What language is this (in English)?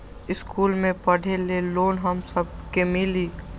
Magahi